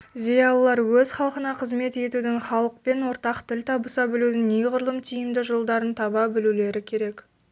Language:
Kazakh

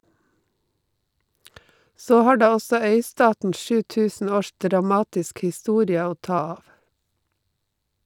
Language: Norwegian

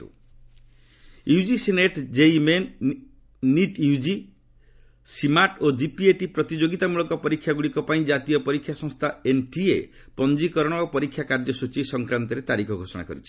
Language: Odia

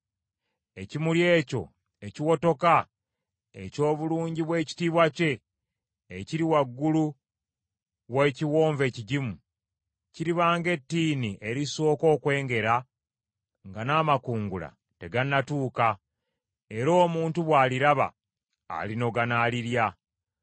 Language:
Ganda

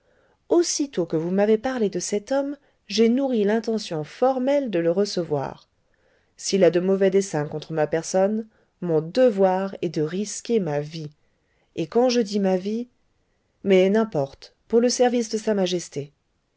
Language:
French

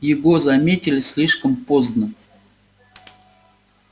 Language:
Russian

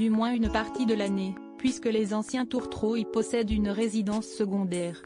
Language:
French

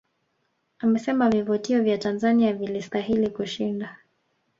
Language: Swahili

